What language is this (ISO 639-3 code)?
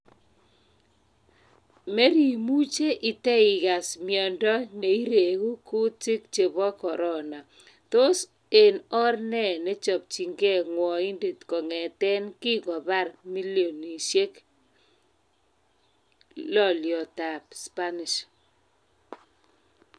kln